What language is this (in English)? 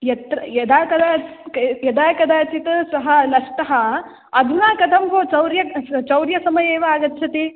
Sanskrit